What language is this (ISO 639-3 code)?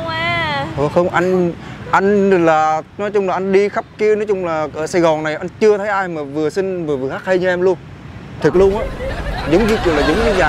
vie